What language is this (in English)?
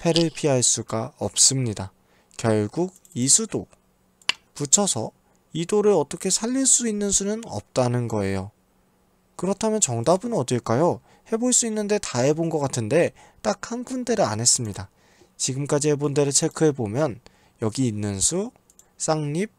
Korean